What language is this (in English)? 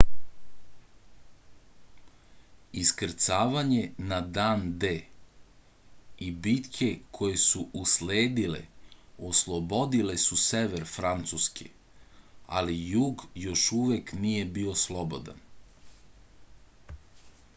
Serbian